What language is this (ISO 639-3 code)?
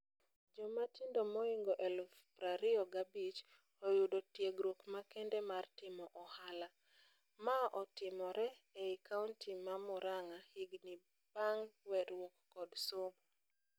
luo